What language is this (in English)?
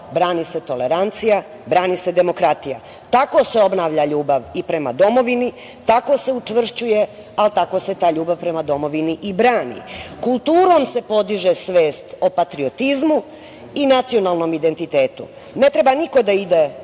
Serbian